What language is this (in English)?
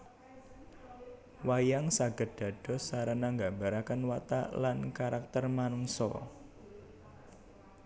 Javanese